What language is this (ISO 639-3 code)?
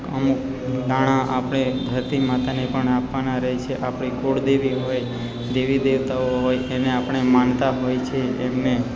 guj